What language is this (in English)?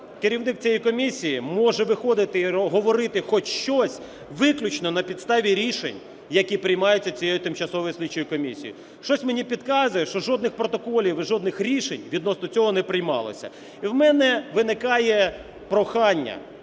Ukrainian